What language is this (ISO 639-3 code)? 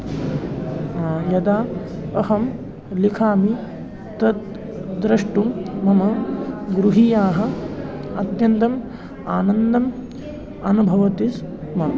san